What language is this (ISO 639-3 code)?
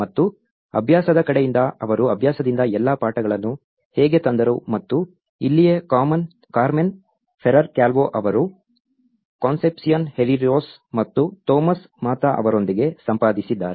kan